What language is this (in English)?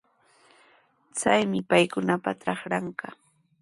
Sihuas Ancash Quechua